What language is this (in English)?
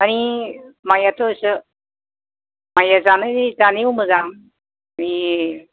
Bodo